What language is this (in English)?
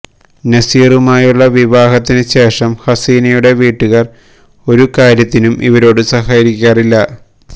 Malayalam